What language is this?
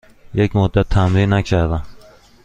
Persian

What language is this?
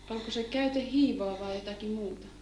Finnish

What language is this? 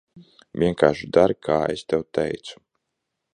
Latvian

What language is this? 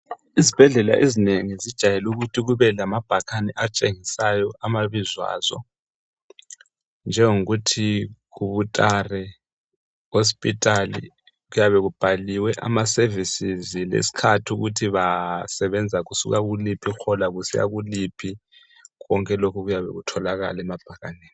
North Ndebele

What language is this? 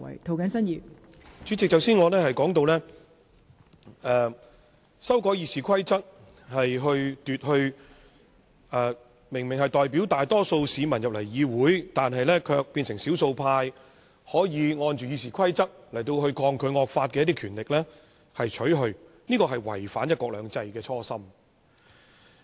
Cantonese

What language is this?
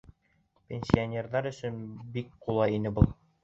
Bashkir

